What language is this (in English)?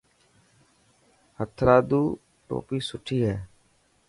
Dhatki